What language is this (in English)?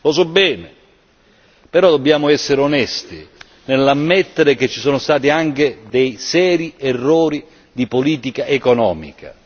Italian